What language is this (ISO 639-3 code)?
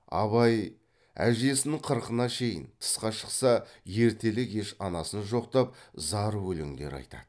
kaz